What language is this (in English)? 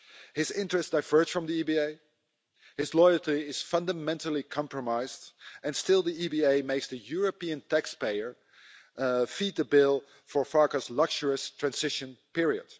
English